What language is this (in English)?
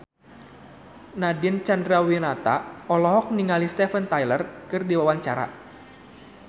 Sundanese